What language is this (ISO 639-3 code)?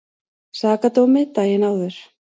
isl